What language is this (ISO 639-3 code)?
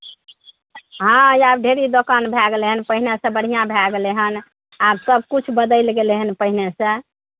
mai